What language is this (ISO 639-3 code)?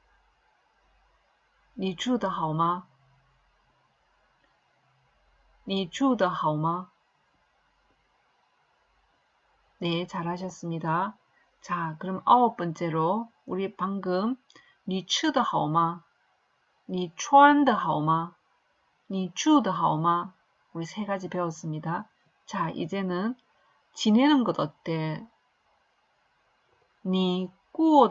kor